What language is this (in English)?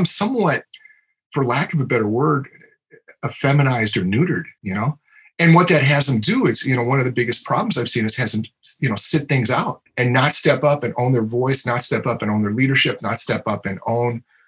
English